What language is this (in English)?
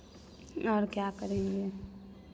Hindi